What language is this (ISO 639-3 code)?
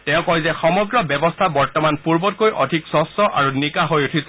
asm